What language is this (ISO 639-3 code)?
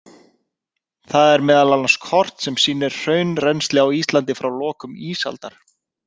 isl